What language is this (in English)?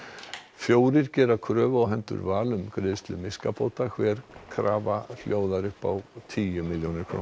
Icelandic